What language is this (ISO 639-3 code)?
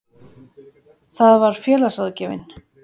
isl